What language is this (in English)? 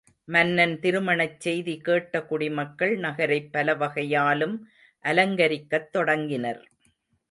Tamil